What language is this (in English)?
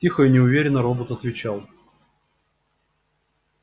Russian